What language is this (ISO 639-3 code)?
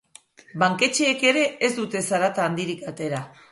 eus